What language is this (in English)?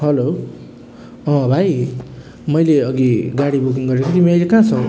Nepali